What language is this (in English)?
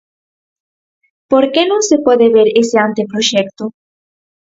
Galician